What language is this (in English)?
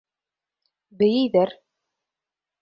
Bashkir